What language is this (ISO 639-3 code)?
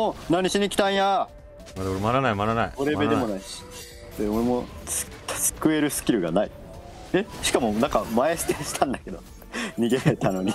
jpn